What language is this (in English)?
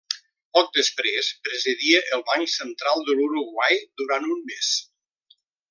Catalan